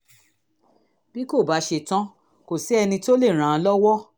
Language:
Yoruba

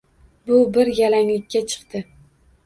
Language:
Uzbek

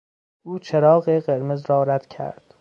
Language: Persian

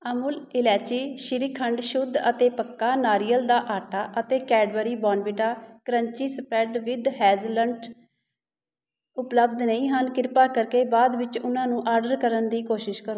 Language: Punjabi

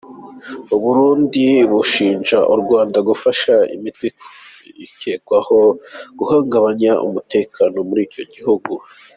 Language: Kinyarwanda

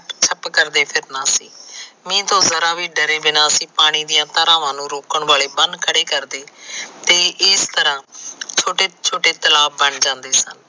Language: Punjabi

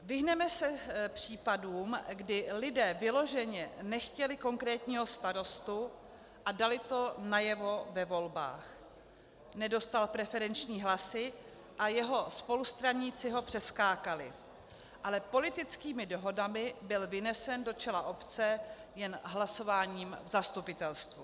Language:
Czech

